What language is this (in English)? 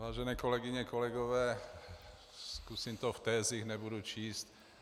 Czech